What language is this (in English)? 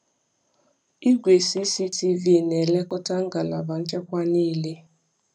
Igbo